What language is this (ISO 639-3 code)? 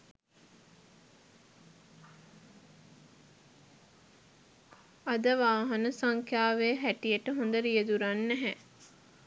sin